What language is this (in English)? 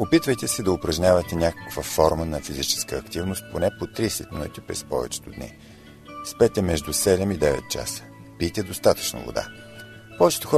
Bulgarian